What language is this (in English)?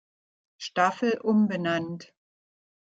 German